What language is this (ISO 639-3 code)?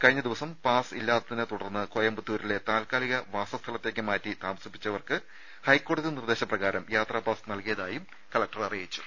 mal